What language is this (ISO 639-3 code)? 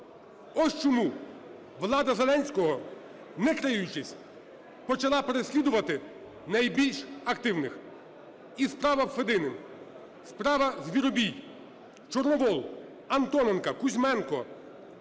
ukr